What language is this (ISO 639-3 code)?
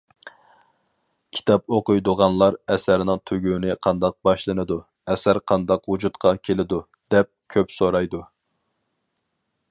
uig